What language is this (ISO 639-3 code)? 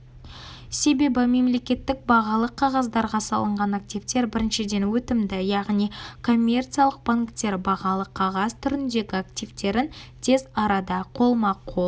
kaz